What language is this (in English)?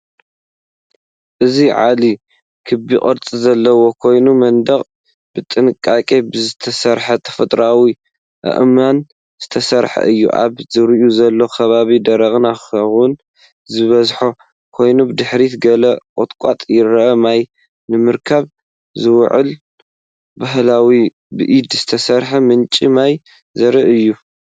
Tigrinya